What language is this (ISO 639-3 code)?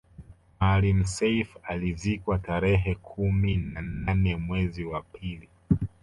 swa